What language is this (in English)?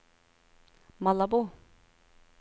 Norwegian